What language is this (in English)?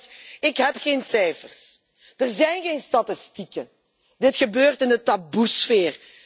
Dutch